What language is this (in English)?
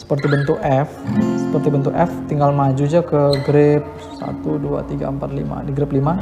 Indonesian